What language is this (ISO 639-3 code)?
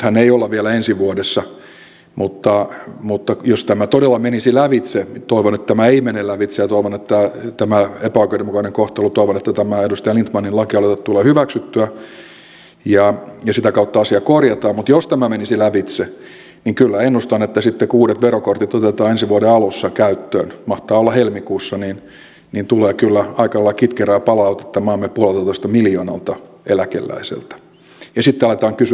fin